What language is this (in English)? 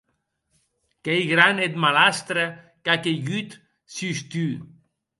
Occitan